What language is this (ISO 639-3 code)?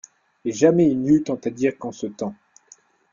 fra